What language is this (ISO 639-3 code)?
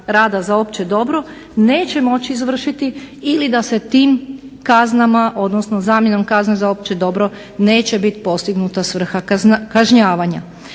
hrv